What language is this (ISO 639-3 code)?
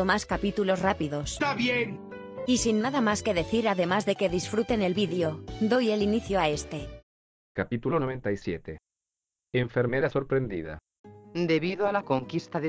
spa